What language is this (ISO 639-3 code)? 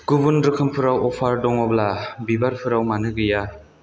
brx